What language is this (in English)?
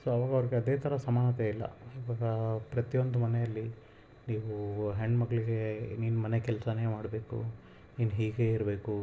Kannada